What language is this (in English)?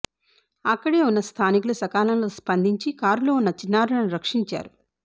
Telugu